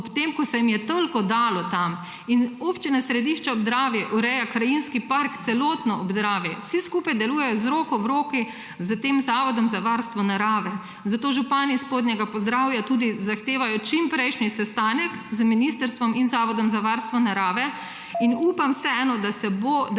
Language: Slovenian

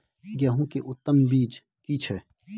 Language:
Maithili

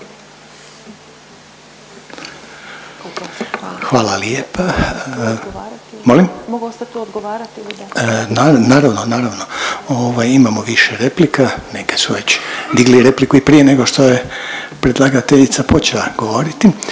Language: Croatian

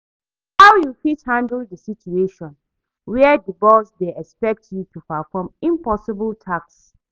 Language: Nigerian Pidgin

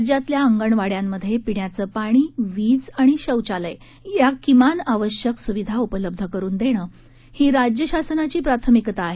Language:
Marathi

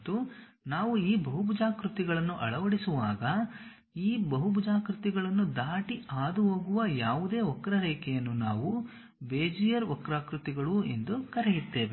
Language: Kannada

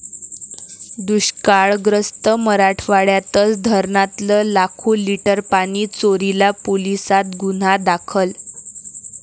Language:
Marathi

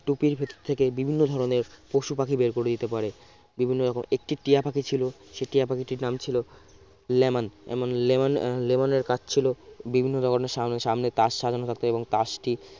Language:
Bangla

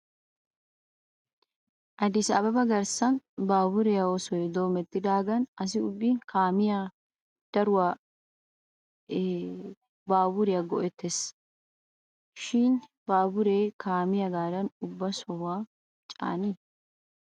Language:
Wolaytta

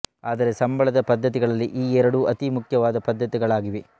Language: Kannada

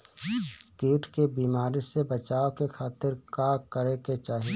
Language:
Bhojpuri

